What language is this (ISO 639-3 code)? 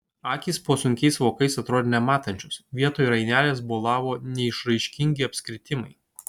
lit